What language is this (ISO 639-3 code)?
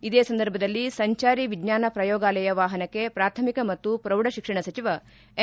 kan